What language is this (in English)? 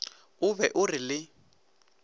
Northern Sotho